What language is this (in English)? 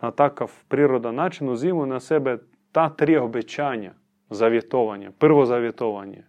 Croatian